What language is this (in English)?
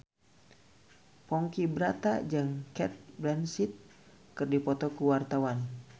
Sundanese